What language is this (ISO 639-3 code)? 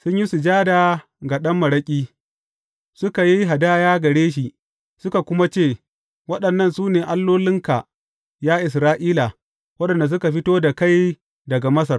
hau